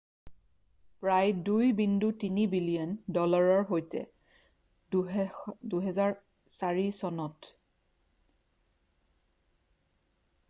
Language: Assamese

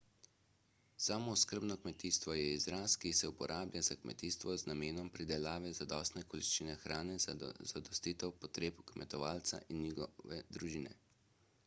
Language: Slovenian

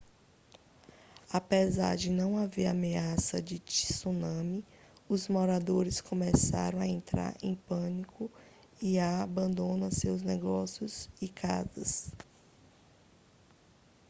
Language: Portuguese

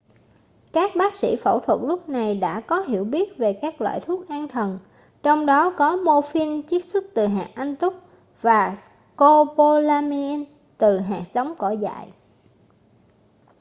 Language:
Vietnamese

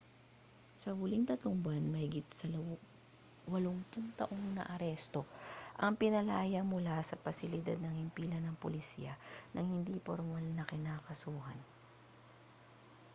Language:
Filipino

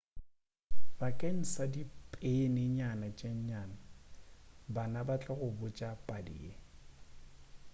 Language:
Northern Sotho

